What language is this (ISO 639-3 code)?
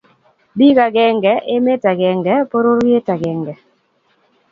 kln